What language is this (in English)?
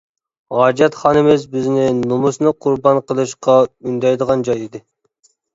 Uyghur